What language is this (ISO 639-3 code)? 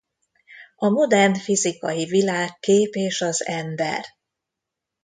hun